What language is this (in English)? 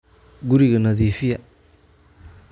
Somali